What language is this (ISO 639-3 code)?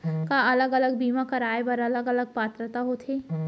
hne